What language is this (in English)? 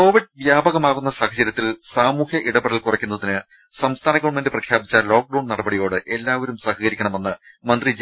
Malayalam